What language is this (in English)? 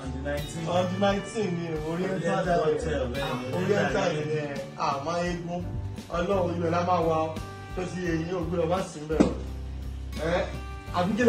English